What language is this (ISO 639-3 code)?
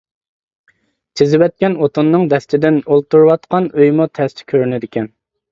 uig